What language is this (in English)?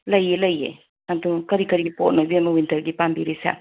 Manipuri